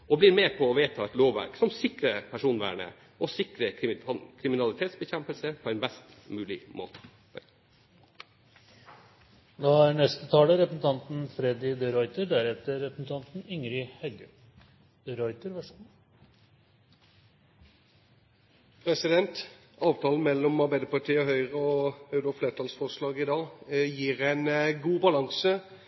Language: Norwegian Bokmål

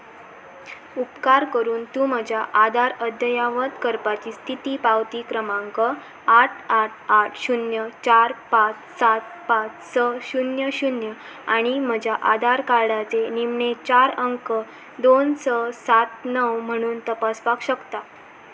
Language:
Konkani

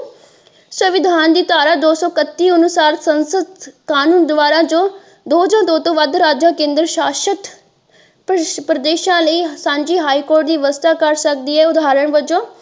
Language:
Punjabi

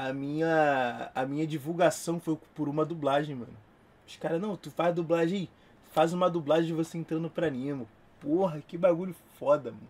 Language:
Portuguese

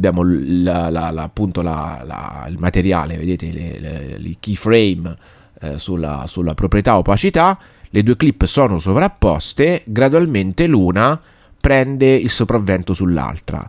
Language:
Italian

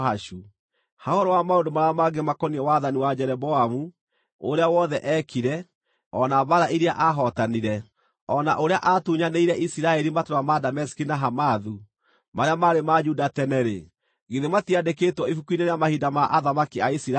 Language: Kikuyu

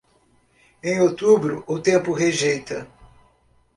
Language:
Portuguese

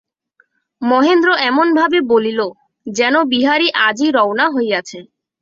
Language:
Bangla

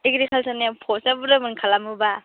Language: Bodo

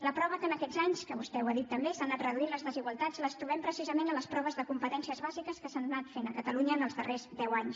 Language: Catalan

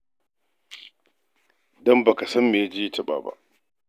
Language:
Hausa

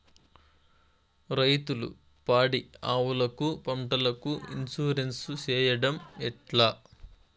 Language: Telugu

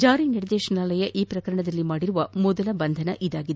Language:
Kannada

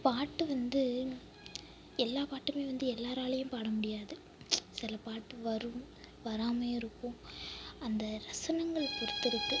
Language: Tamil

